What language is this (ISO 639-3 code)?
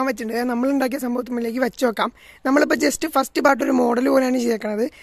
mal